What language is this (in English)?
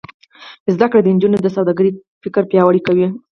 Pashto